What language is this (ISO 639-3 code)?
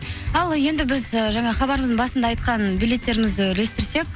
kaz